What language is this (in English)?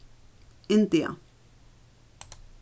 Faroese